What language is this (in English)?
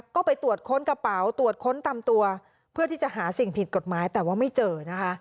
Thai